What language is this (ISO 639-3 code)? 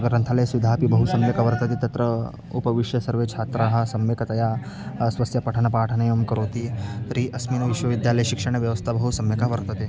san